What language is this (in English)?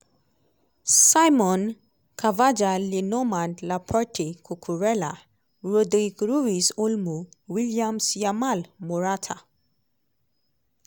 Nigerian Pidgin